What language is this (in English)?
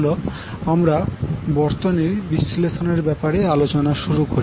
Bangla